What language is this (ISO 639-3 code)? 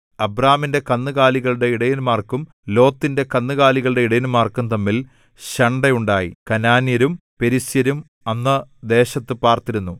mal